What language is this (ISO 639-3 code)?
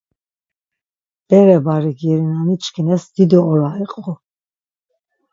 lzz